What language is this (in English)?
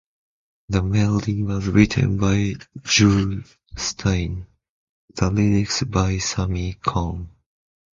English